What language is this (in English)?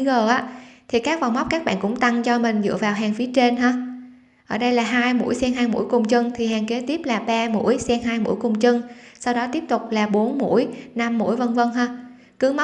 Vietnamese